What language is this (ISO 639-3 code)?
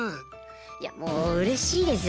jpn